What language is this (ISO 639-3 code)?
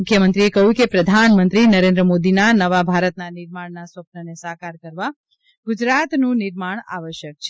guj